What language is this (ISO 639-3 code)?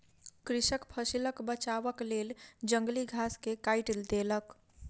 mai